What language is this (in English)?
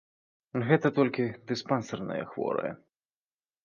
Belarusian